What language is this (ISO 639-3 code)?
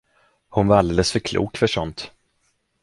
swe